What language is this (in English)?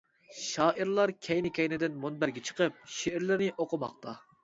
Uyghur